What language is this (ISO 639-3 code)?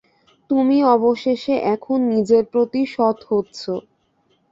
ben